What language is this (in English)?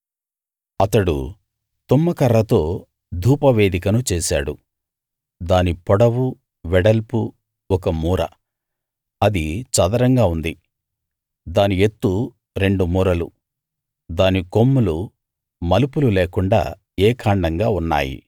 Telugu